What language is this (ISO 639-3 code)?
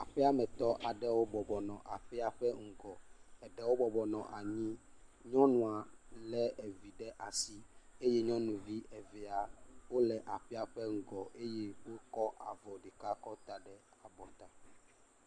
ewe